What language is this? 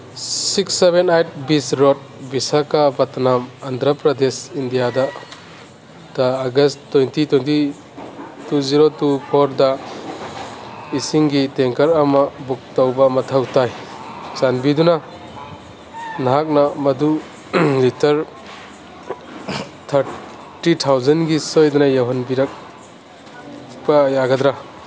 Manipuri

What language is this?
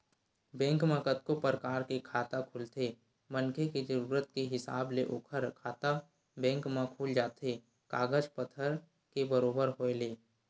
Chhattisgarhi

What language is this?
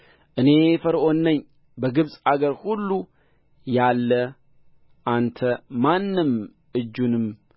Amharic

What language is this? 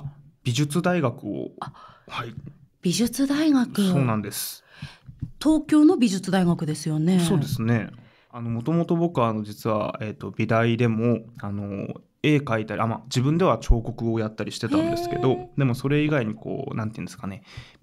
Japanese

